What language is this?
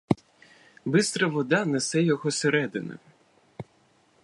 Ukrainian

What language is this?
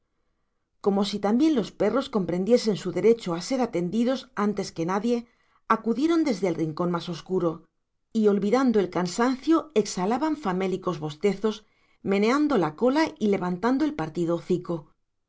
Spanish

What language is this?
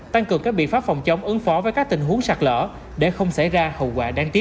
Vietnamese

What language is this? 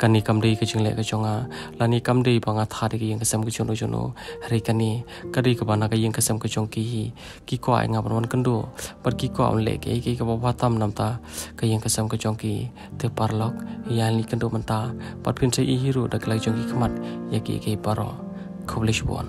Indonesian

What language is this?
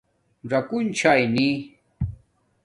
Domaaki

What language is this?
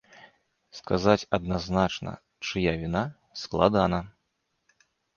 Belarusian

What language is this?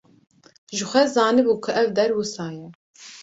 Kurdish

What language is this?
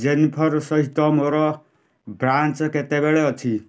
Odia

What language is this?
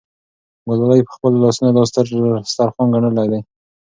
Pashto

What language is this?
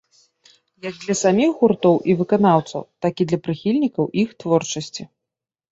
Belarusian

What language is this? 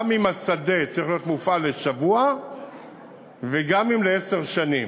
Hebrew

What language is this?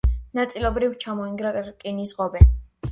Georgian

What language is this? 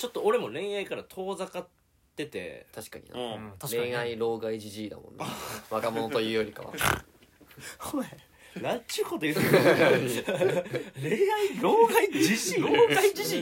Japanese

